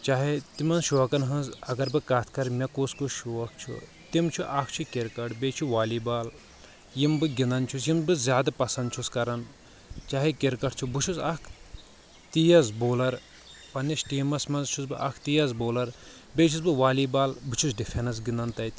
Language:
Kashmiri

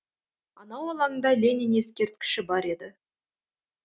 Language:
Kazakh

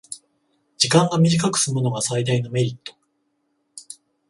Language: Japanese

